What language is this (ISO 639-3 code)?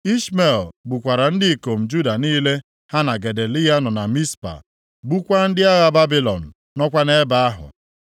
ibo